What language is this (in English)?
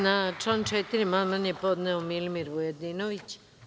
Serbian